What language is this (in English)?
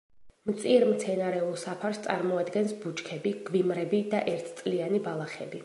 Georgian